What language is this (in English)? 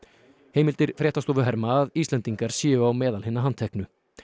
Icelandic